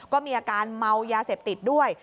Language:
Thai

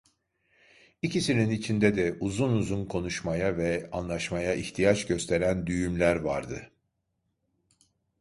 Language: Turkish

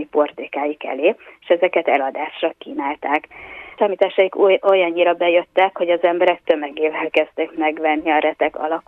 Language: Hungarian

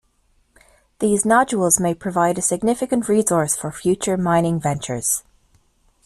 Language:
English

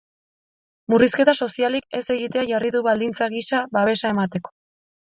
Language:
Basque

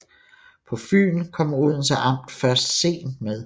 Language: Danish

